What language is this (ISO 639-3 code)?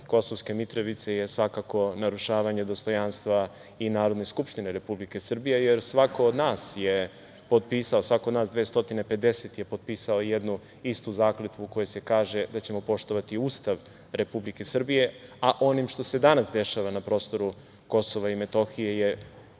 srp